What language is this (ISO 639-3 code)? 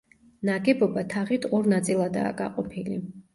kat